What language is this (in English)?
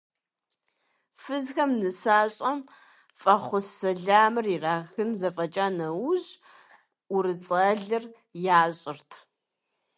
Kabardian